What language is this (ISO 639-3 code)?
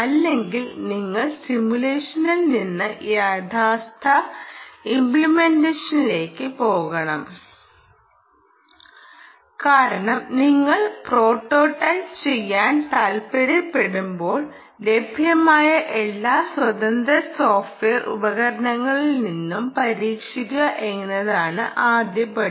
mal